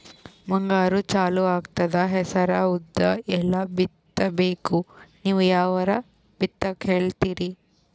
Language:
Kannada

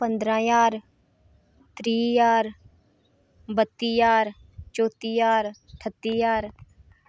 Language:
Dogri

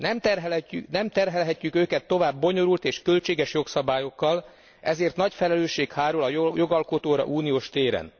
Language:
Hungarian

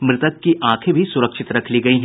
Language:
Hindi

